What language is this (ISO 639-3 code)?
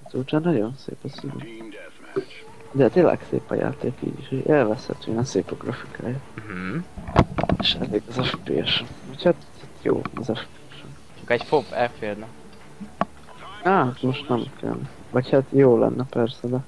hun